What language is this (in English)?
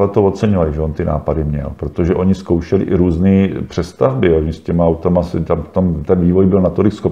Czech